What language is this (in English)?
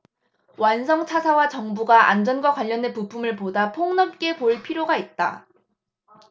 Korean